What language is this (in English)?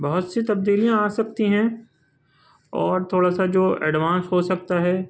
Urdu